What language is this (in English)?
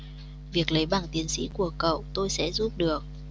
Vietnamese